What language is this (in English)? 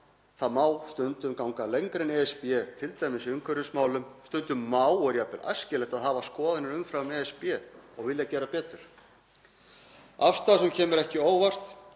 Icelandic